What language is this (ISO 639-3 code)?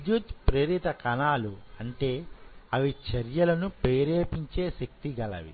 tel